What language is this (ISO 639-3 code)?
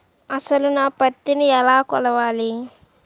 tel